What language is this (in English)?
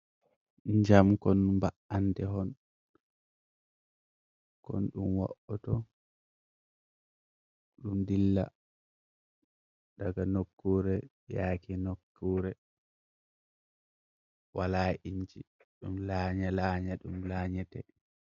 Fula